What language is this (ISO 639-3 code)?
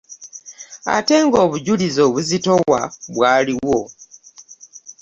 lug